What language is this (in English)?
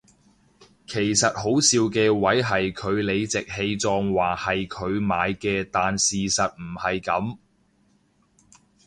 Cantonese